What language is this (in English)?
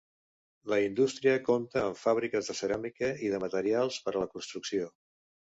Catalan